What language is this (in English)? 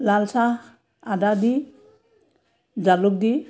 Assamese